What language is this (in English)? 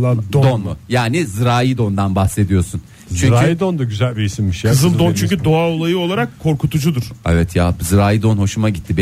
Turkish